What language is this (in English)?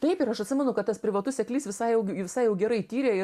Lithuanian